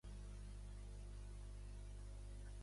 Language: Catalan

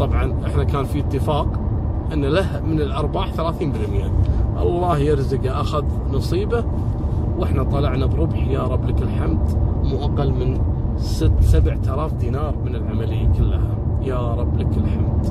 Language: Arabic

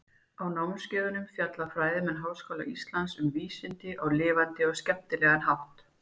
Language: Icelandic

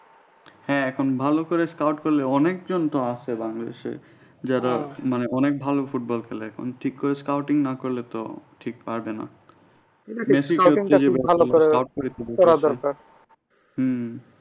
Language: Bangla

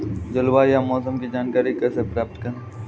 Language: Hindi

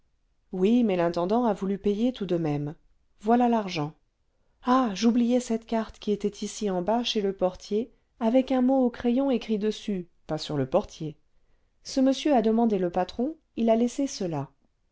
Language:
French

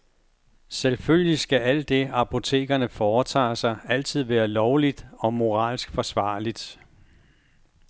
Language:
Danish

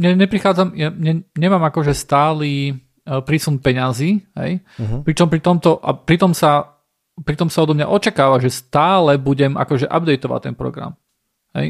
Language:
Slovak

